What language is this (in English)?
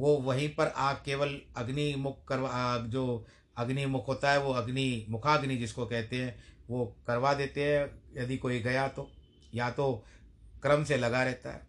Hindi